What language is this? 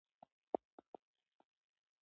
Pashto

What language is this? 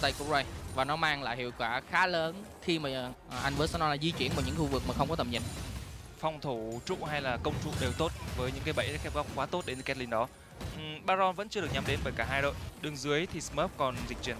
Vietnamese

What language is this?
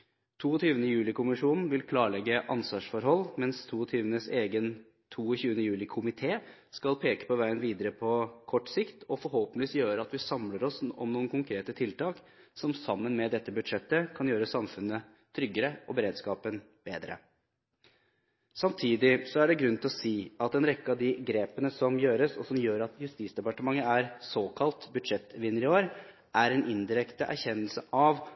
Norwegian Bokmål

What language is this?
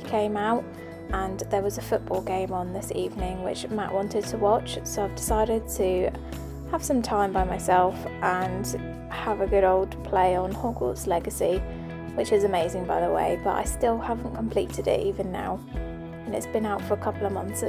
English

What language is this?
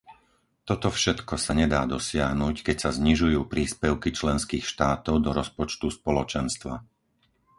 Slovak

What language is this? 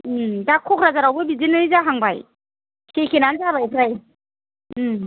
Bodo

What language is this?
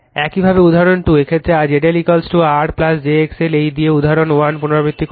Bangla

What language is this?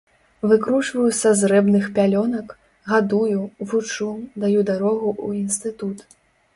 Belarusian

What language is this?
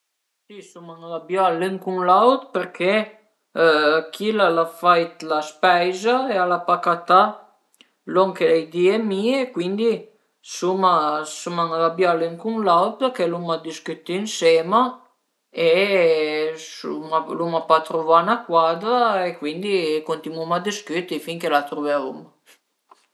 Piedmontese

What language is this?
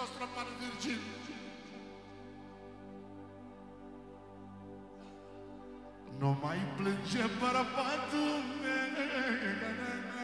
Romanian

